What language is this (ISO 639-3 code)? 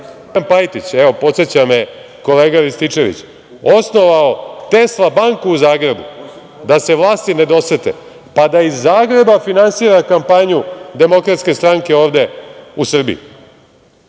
srp